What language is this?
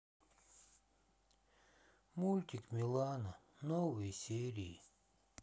Russian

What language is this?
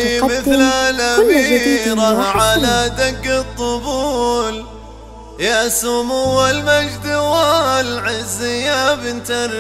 Arabic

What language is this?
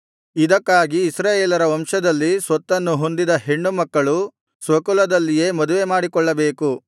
Kannada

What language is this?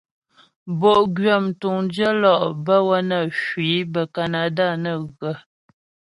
Ghomala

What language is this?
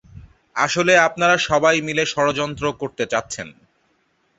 Bangla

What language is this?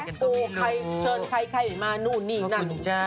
Thai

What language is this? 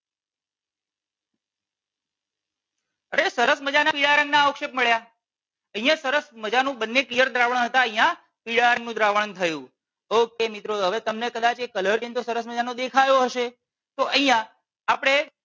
Gujarati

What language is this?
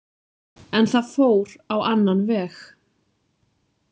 Icelandic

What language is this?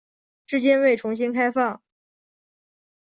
Chinese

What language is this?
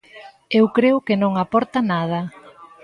Galician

